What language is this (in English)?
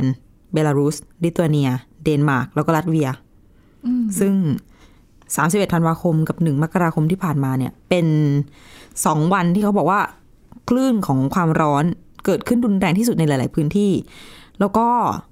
Thai